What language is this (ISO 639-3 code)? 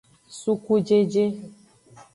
ajg